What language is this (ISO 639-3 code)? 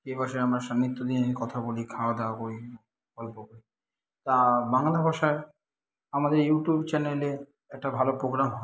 ben